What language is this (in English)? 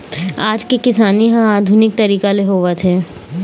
Chhattisgarhi